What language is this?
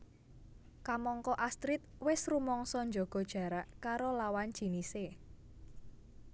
Javanese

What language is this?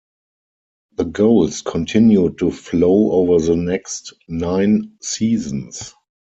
English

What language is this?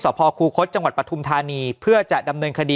Thai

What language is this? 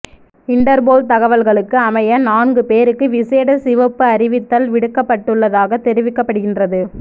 Tamil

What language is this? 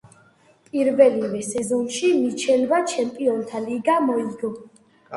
Georgian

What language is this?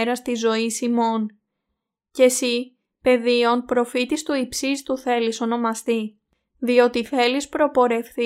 Greek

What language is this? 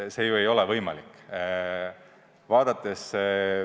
Estonian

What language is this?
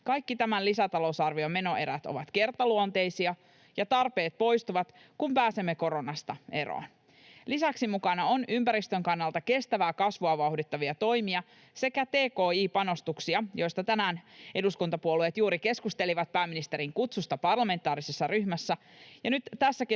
Finnish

